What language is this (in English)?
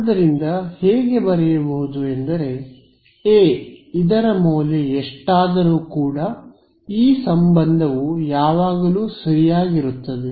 Kannada